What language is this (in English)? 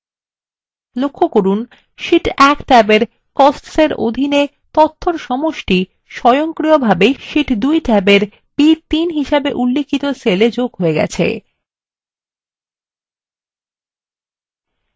Bangla